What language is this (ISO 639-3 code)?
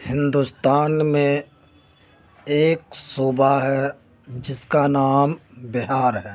urd